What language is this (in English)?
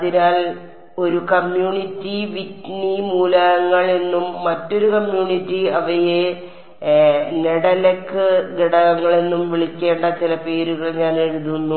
Malayalam